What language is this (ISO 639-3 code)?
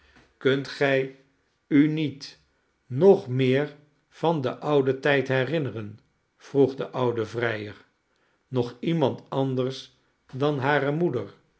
nld